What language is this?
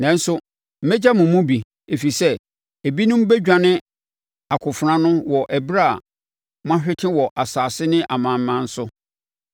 Akan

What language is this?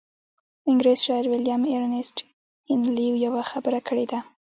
Pashto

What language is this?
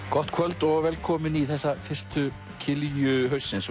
Icelandic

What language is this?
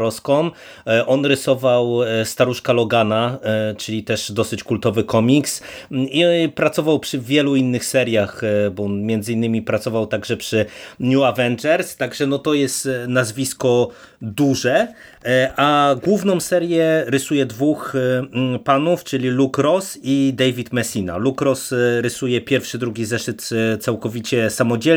Polish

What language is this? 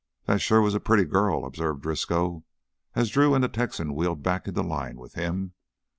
English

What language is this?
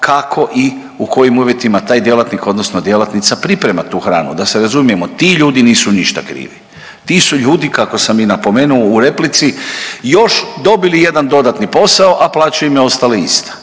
Croatian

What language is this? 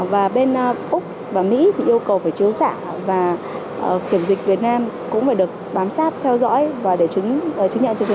Vietnamese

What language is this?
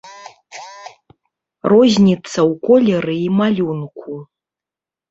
Belarusian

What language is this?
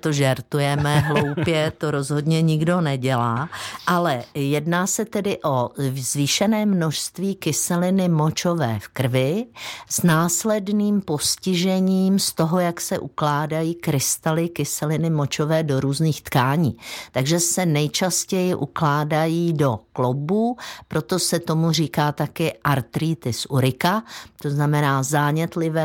Czech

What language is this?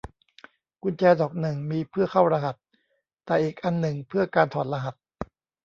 Thai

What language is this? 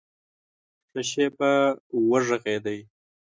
Pashto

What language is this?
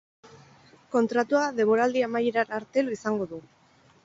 Basque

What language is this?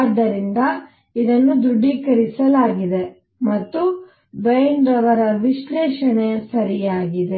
Kannada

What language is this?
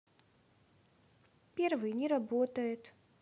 Russian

